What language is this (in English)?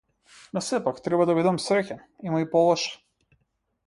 Macedonian